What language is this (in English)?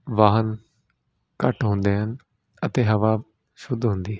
Punjabi